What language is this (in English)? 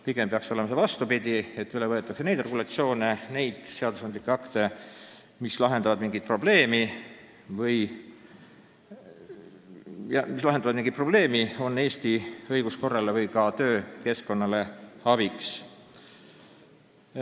Estonian